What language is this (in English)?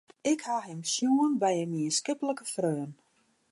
Western Frisian